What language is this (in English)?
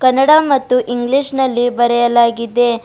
Kannada